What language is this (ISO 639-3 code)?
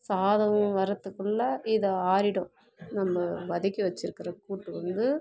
tam